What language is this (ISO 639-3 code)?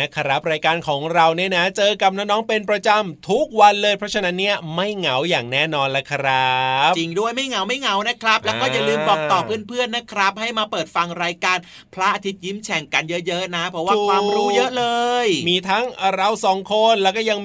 tha